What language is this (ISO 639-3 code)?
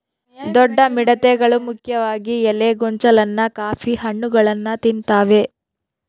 kan